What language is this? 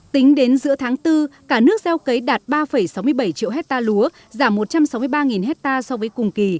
Vietnamese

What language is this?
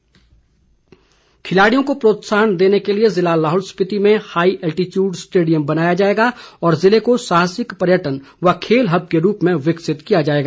Hindi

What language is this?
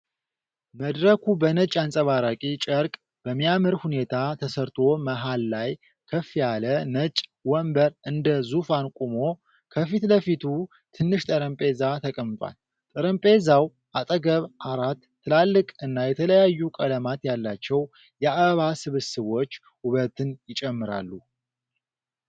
Amharic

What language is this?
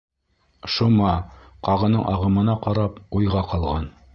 Bashkir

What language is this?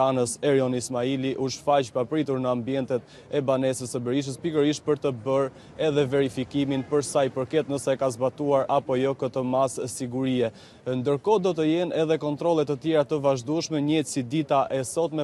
Romanian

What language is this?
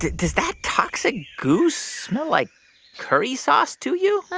English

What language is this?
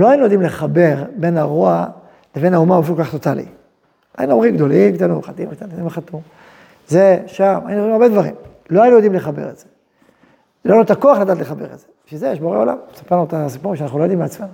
Hebrew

